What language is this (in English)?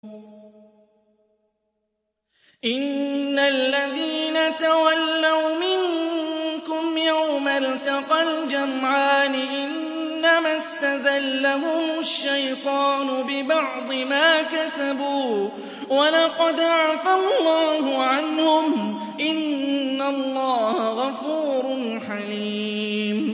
Arabic